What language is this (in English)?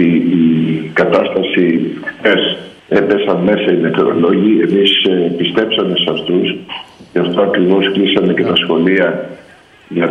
Greek